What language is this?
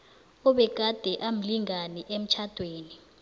South Ndebele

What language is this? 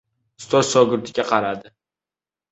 Uzbek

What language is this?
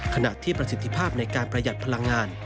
Thai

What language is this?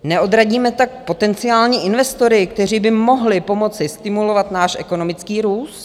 Czech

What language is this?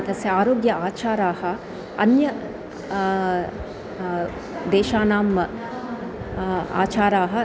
Sanskrit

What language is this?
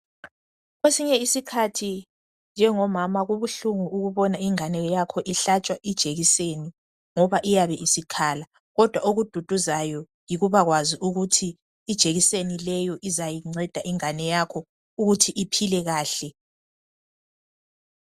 North Ndebele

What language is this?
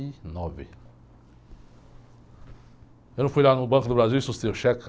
Portuguese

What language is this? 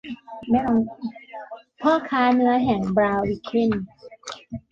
Thai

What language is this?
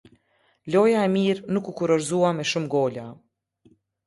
Albanian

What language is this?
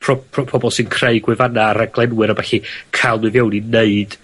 Welsh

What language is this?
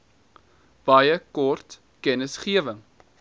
Afrikaans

